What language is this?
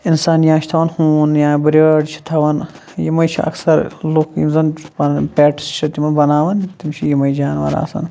Kashmiri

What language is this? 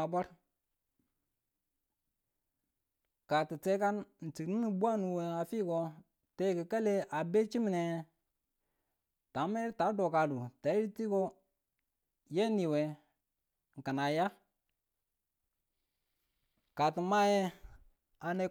Tula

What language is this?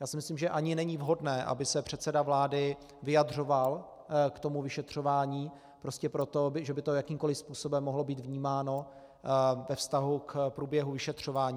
Czech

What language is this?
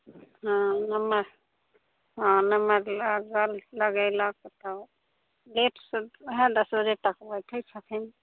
Maithili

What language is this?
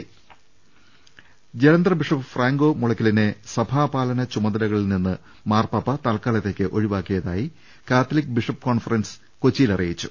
Malayalam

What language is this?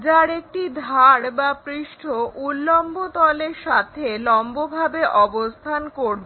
Bangla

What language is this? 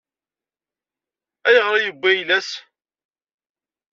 Kabyle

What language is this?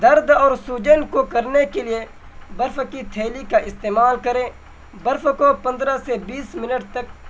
Urdu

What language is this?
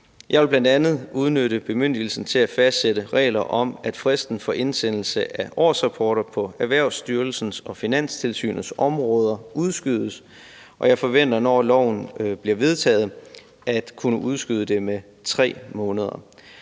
Danish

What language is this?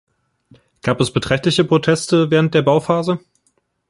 German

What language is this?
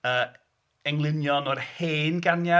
Welsh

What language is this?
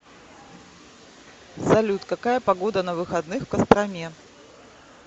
Russian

